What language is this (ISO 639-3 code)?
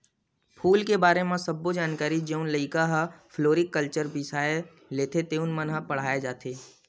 hne